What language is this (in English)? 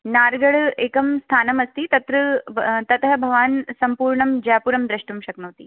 Sanskrit